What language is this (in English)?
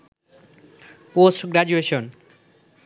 Bangla